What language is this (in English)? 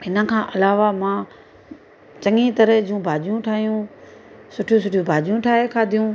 Sindhi